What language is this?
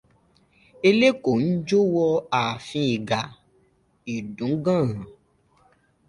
Yoruba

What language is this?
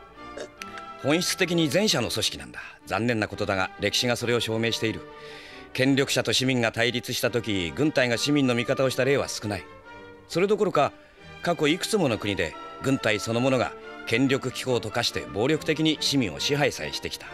Japanese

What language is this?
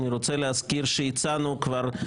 Hebrew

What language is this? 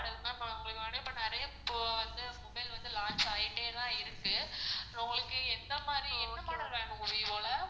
Tamil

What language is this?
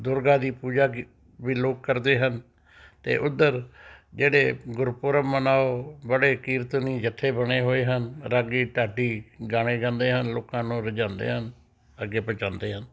Punjabi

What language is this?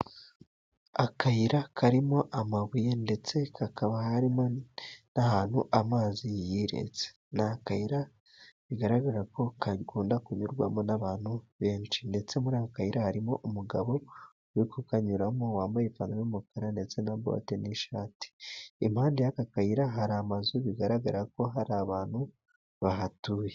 Kinyarwanda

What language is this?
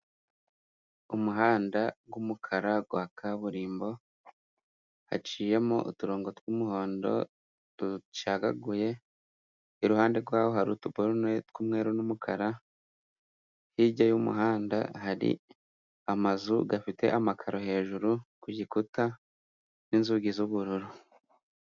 Kinyarwanda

